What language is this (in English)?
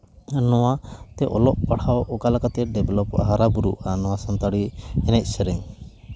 Santali